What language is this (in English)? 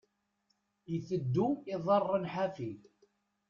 Kabyle